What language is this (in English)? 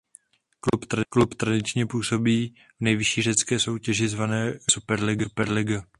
Czech